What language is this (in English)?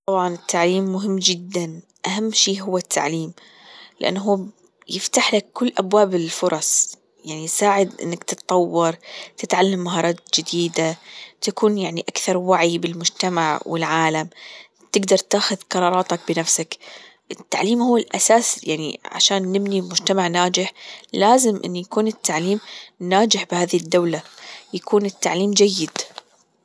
Gulf Arabic